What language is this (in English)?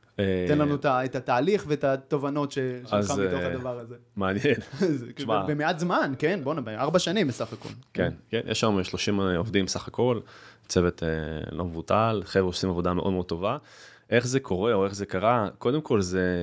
Hebrew